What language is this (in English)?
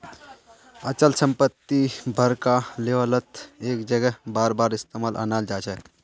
Magahi